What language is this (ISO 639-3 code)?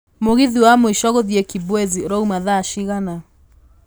kik